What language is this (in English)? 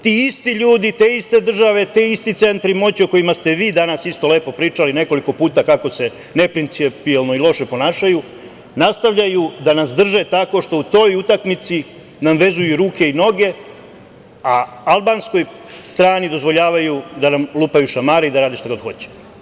Serbian